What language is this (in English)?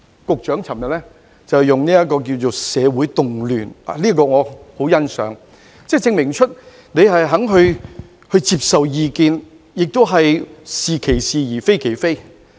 Cantonese